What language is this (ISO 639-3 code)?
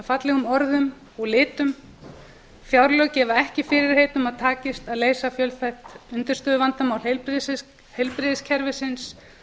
isl